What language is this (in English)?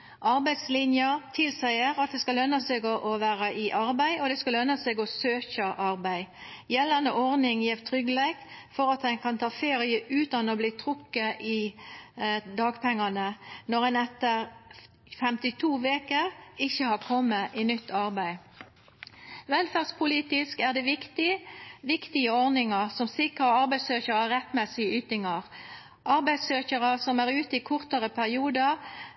Norwegian Nynorsk